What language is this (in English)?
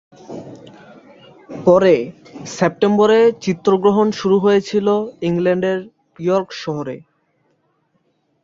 Bangla